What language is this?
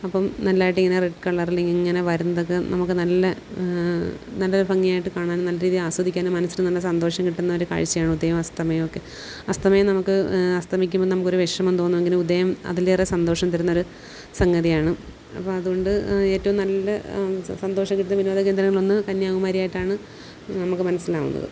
Malayalam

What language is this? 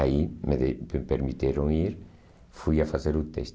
Portuguese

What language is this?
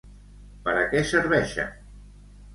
Catalan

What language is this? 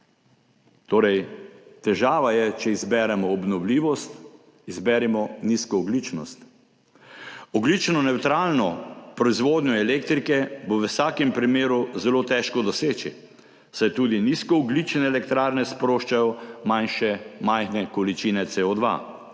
Slovenian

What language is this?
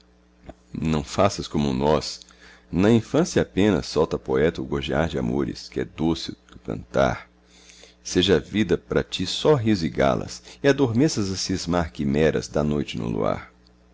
Portuguese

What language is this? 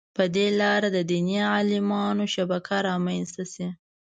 Pashto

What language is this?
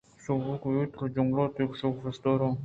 Eastern Balochi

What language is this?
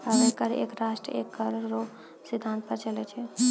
Maithili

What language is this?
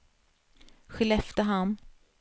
Swedish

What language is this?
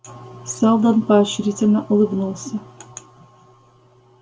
Russian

